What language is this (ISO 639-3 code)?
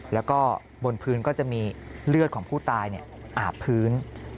tha